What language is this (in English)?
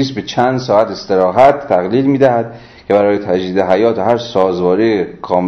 Persian